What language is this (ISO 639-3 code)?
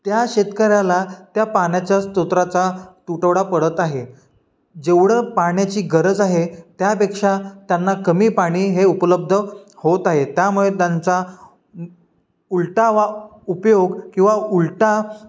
mar